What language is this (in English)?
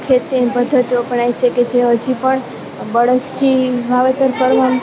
Gujarati